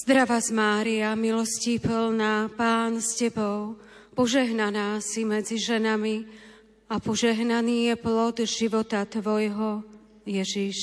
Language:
Slovak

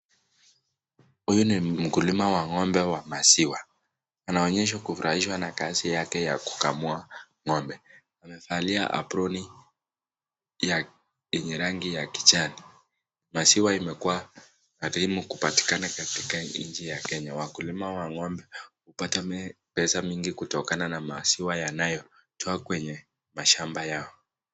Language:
Swahili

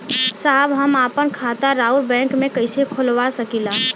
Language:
Bhojpuri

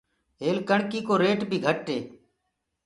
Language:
Gurgula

